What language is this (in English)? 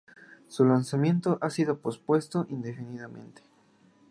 Spanish